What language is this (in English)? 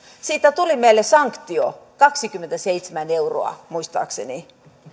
Finnish